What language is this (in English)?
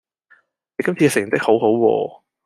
Cantonese